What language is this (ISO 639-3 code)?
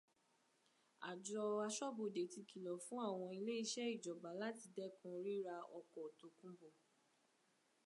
yor